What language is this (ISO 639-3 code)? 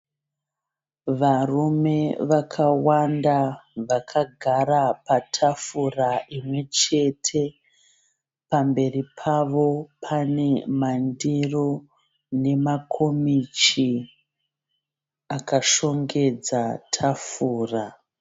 sna